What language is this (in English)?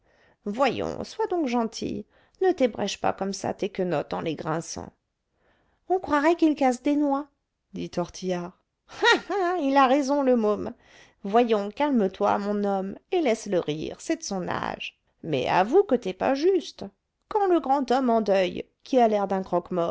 French